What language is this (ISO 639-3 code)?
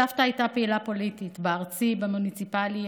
heb